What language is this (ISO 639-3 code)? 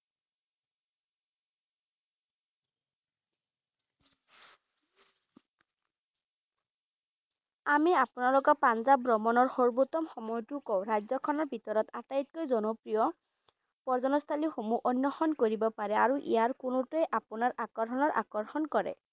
asm